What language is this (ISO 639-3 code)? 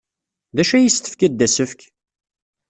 kab